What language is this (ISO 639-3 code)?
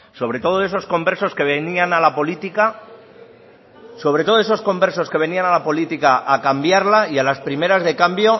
spa